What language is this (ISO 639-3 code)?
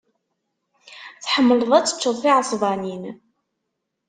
kab